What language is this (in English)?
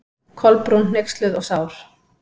Icelandic